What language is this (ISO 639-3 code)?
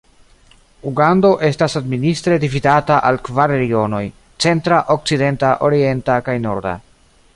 epo